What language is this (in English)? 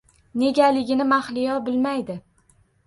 Uzbek